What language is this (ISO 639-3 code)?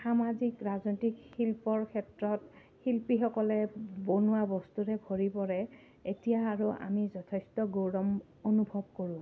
asm